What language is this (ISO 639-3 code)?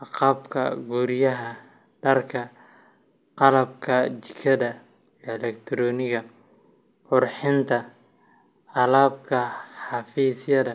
som